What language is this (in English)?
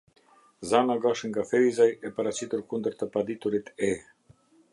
Albanian